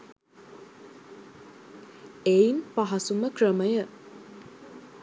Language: Sinhala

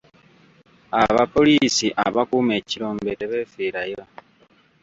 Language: Ganda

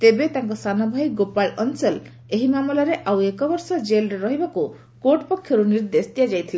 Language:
Odia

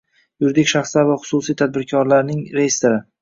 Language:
Uzbek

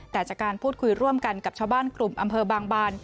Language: Thai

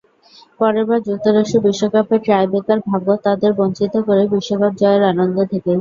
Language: Bangla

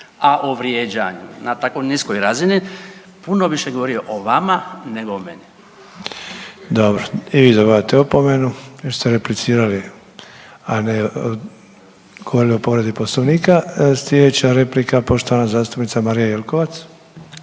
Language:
Croatian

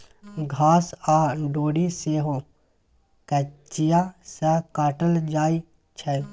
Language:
Maithili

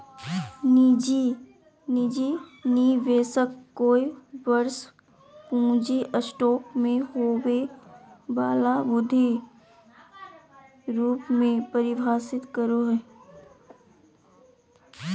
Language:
Magahi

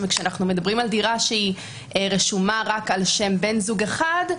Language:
Hebrew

